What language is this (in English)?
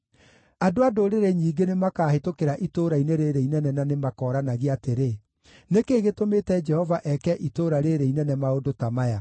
Kikuyu